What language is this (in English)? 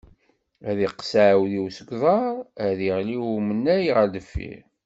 Kabyle